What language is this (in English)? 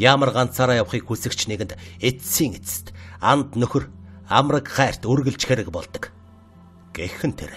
Turkish